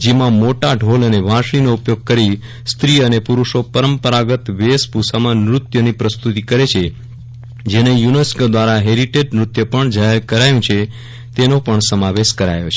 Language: Gujarati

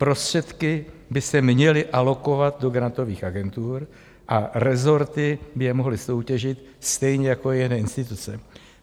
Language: Czech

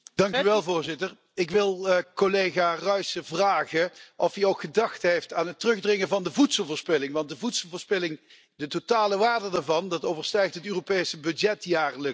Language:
Dutch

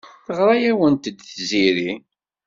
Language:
Kabyle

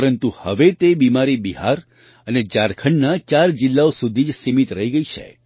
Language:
Gujarati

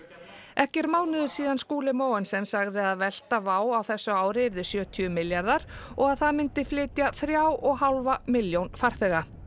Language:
Icelandic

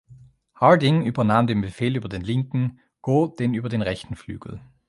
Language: German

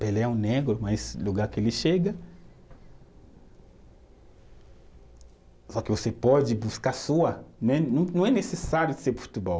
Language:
Portuguese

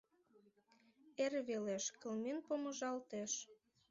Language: Mari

